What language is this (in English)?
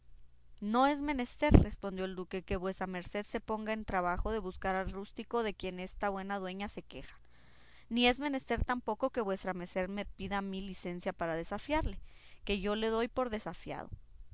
Spanish